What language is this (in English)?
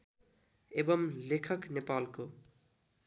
Nepali